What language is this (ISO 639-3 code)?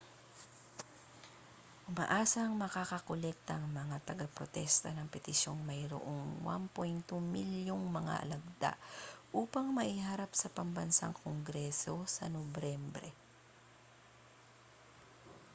fil